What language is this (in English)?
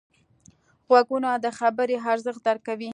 Pashto